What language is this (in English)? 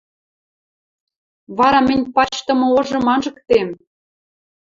Western Mari